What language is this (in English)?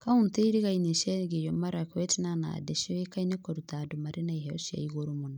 Kikuyu